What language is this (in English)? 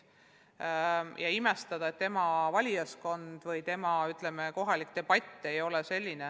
Estonian